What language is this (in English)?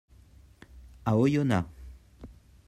French